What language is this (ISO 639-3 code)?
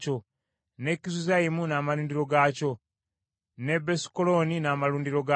lug